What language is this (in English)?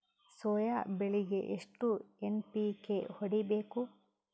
Kannada